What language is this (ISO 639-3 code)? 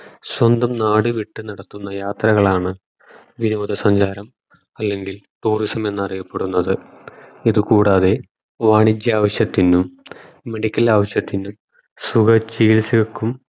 mal